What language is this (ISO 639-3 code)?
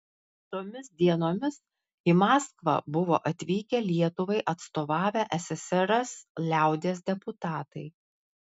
lit